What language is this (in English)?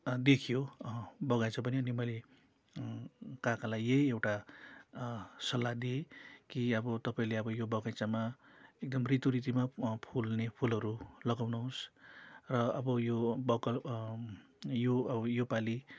Nepali